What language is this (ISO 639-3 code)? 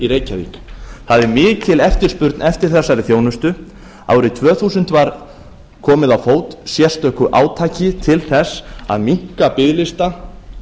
isl